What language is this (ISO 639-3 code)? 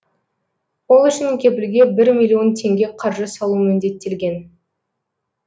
kaz